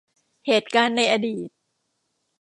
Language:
Thai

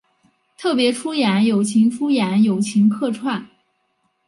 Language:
Chinese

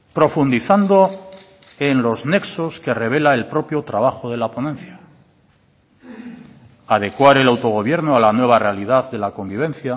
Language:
Spanish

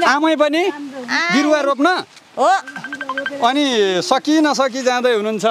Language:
Thai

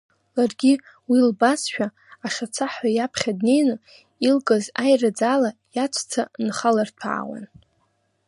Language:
Abkhazian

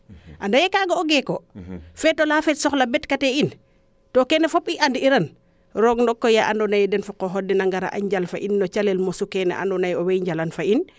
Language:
Serer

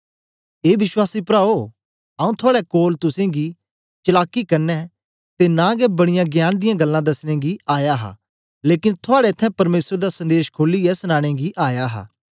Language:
Dogri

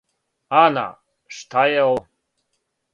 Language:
Serbian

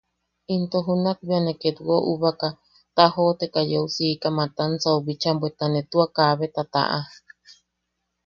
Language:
Yaqui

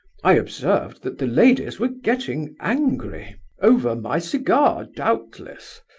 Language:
English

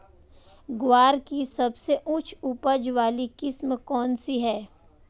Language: Hindi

